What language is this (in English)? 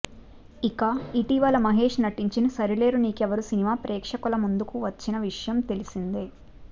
Telugu